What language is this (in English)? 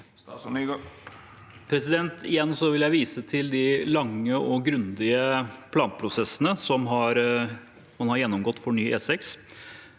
Norwegian